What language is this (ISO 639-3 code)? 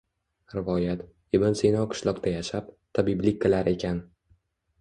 uzb